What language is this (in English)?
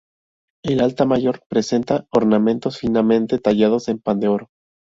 Spanish